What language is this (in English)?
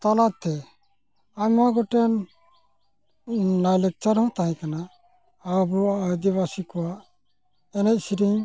Santali